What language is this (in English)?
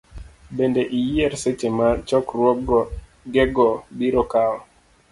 Luo (Kenya and Tanzania)